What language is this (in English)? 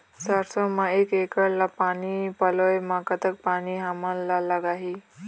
Chhattisgarhi